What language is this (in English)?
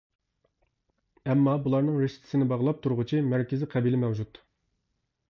Uyghur